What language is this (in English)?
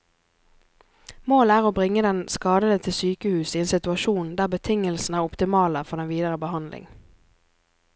Norwegian